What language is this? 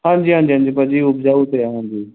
Punjabi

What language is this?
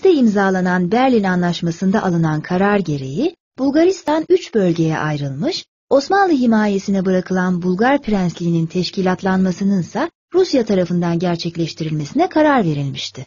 Turkish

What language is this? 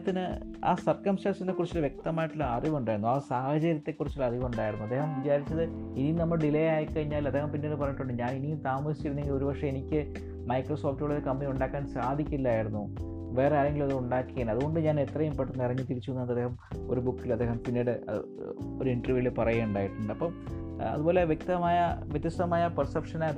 Malayalam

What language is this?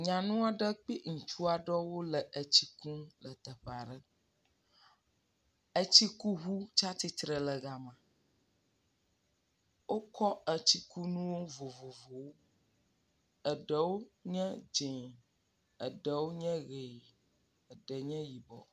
Ewe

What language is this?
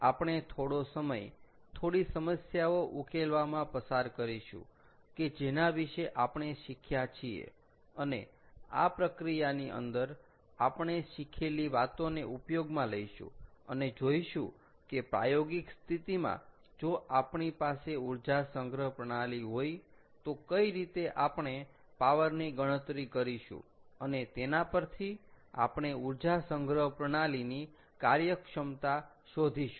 Gujarati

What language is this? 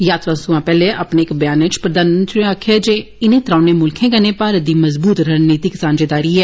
Dogri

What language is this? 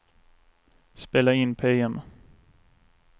Swedish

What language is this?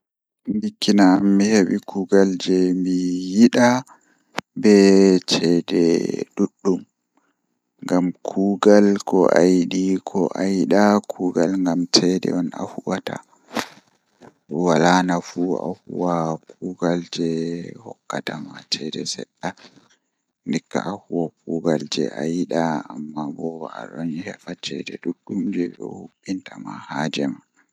Fula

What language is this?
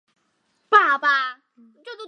Chinese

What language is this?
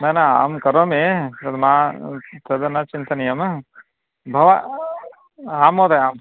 Sanskrit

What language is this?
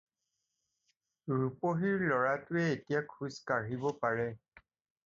Assamese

